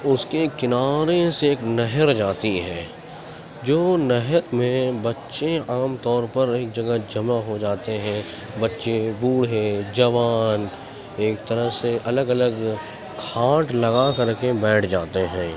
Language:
Urdu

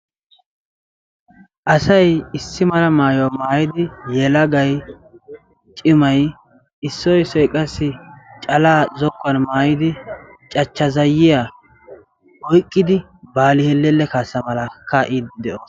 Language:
Wolaytta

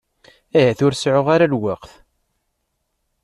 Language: Kabyle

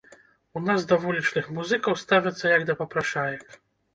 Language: Belarusian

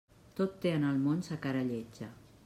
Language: Catalan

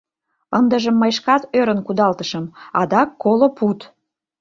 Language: Mari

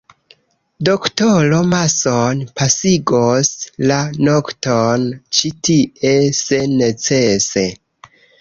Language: Esperanto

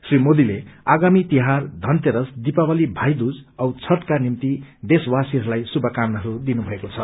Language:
Nepali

